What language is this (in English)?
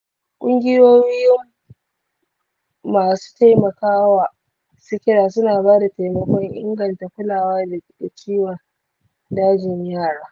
Hausa